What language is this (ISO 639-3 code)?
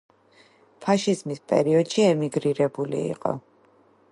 kat